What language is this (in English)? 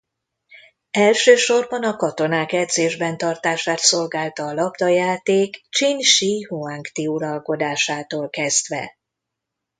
Hungarian